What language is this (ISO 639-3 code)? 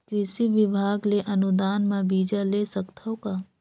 hne